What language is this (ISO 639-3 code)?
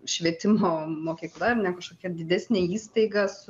lit